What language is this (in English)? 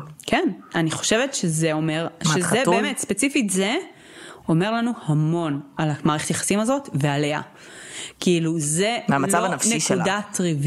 Hebrew